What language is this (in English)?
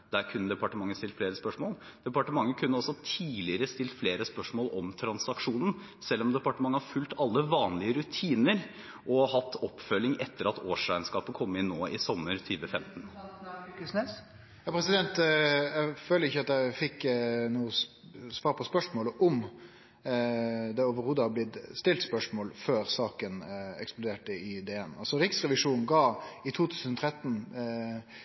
Norwegian